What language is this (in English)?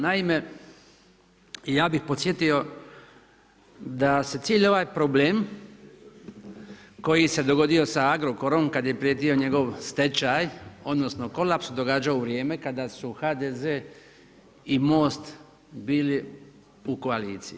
Croatian